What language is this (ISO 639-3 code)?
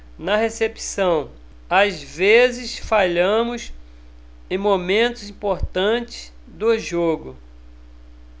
por